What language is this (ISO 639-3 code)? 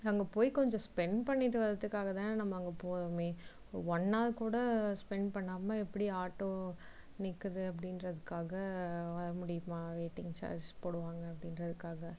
tam